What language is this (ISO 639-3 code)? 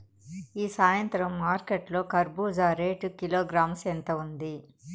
tel